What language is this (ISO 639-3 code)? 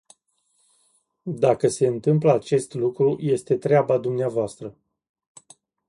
ron